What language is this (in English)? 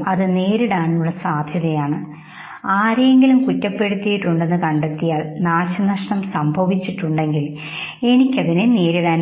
Malayalam